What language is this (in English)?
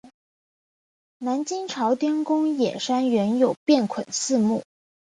Chinese